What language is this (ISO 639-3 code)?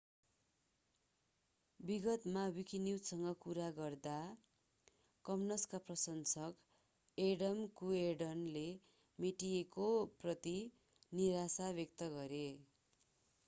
nep